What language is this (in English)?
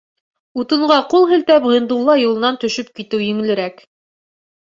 Bashkir